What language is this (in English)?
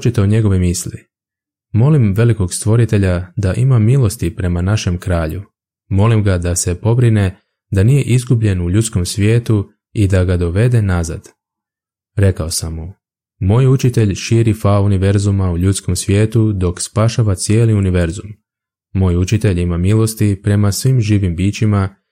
Croatian